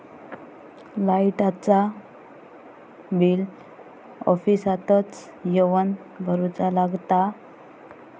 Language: Marathi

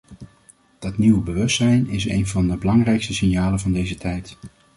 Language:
Dutch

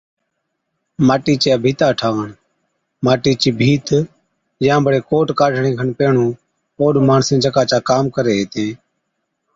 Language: Od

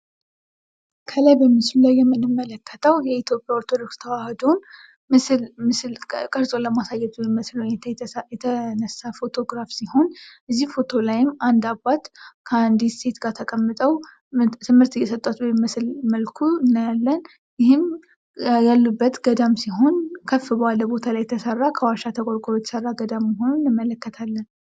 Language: Amharic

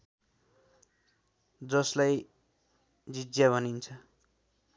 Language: Nepali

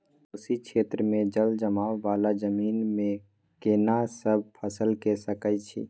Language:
Maithili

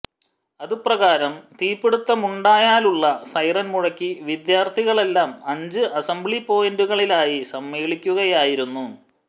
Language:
Malayalam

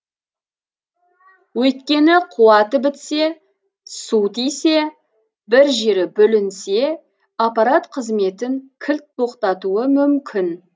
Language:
Kazakh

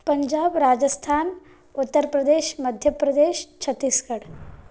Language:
Sanskrit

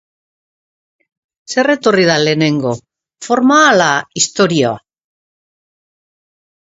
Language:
Basque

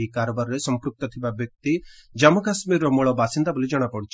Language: Odia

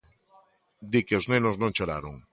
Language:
Galician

